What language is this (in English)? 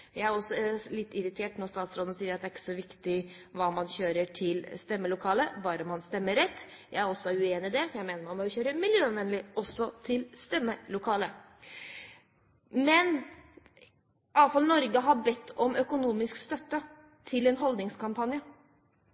Norwegian Bokmål